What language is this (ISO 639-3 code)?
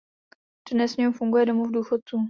ces